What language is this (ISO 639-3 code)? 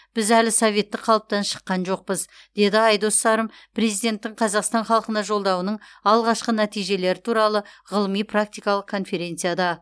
kaz